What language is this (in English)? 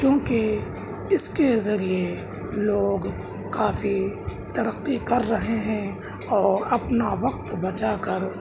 Urdu